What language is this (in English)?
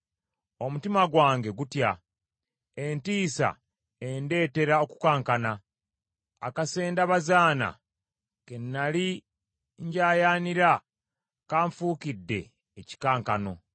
Ganda